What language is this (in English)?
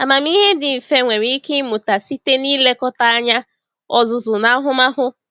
Igbo